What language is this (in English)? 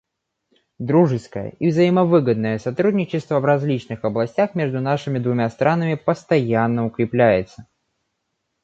Russian